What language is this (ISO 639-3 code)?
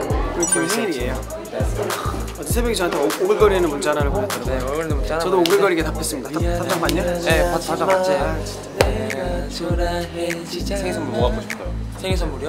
kor